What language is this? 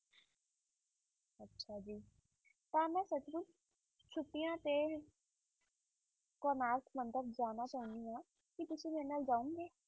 Punjabi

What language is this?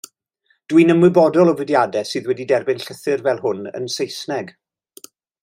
Welsh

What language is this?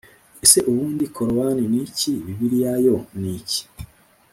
Kinyarwanda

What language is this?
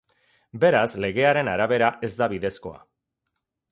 Basque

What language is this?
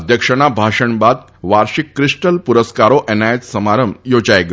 Gujarati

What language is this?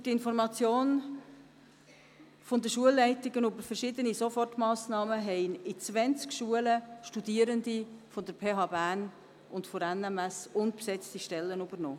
Swiss German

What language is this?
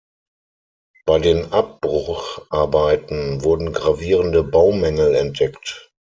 German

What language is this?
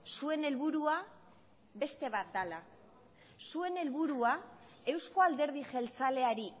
Basque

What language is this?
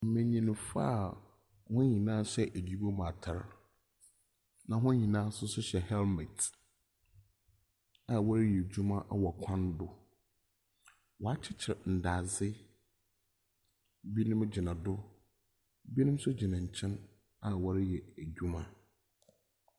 Akan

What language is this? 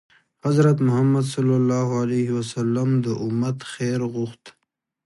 Pashto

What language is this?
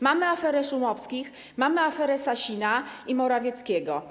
Polish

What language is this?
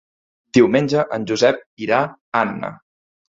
Catalan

